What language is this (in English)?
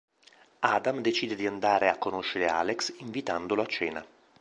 Italian